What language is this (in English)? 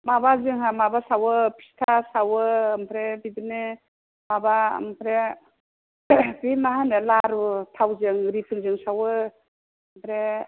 Bodo